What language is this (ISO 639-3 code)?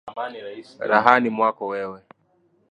swa